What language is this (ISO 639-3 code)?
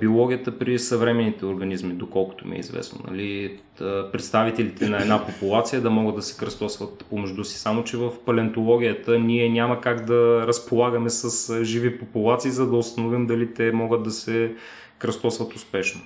bul